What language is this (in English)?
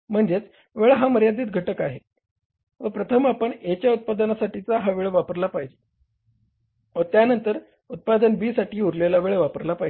Marathi